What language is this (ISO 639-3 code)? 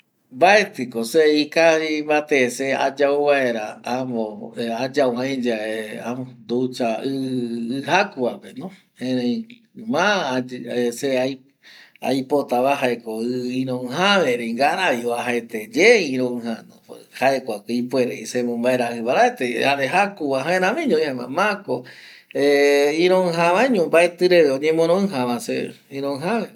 gui